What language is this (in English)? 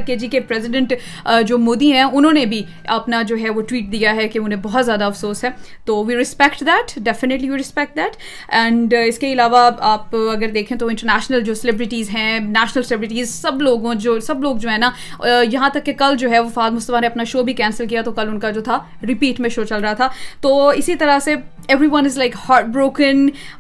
Urdu